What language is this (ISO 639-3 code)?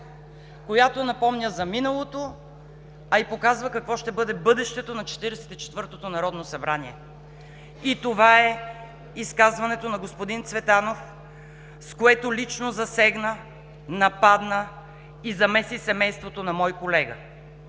bul